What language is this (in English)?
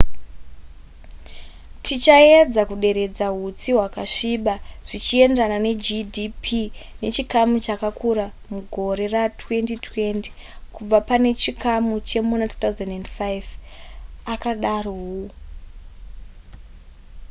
Shona